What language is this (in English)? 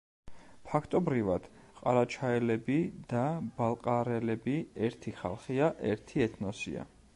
Georgian